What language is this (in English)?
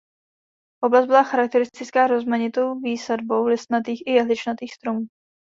Czech